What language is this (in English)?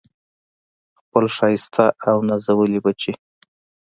Pashto